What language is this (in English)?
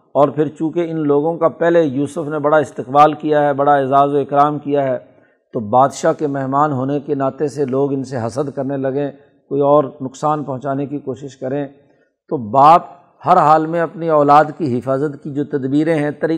Urdu